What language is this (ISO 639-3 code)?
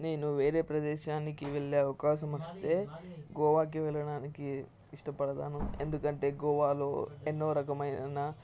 tel